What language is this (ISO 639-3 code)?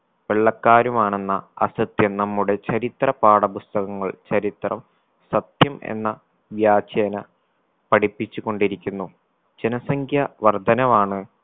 mal